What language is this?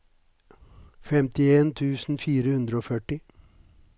Norwegian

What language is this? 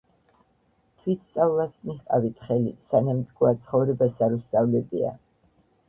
Georgian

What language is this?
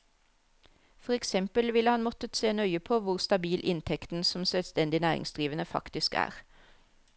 Norwegian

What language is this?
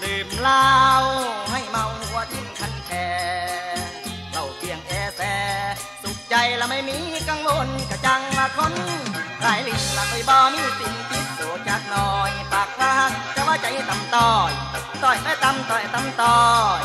Thai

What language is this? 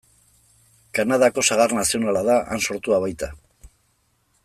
Basque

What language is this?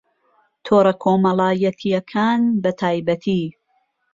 Central Kurdish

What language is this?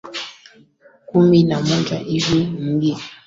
Swahili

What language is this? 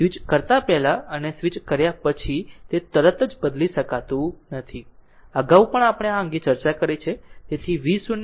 Gujarati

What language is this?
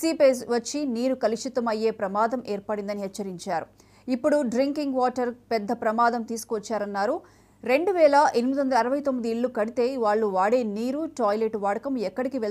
Telugu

